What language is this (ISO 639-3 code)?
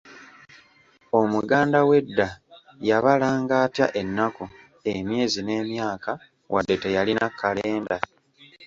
lug